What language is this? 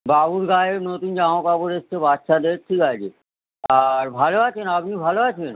Bangla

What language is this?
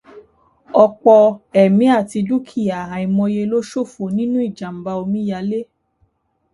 Yoruba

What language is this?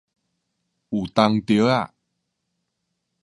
Min Nan Chinese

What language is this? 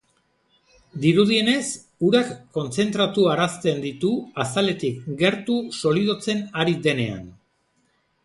Basque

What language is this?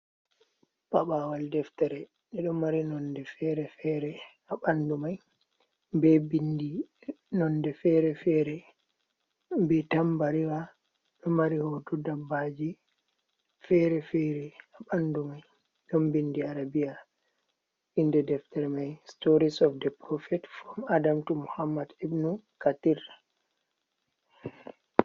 Fula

